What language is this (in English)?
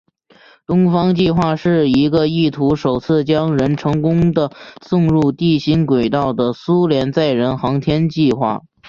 Chinese